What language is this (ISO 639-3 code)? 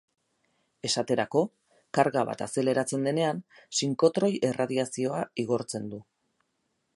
eus